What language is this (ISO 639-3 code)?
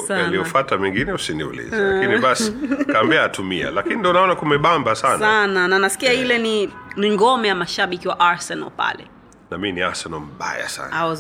swa